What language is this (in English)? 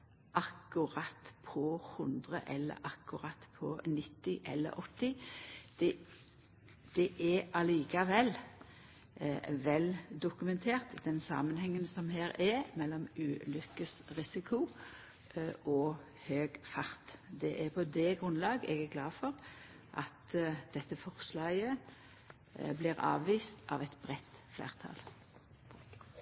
Norwegian Nynorsk